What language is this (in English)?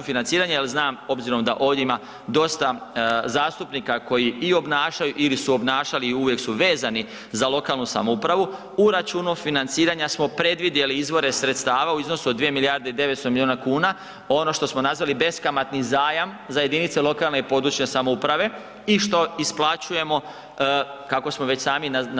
Croatian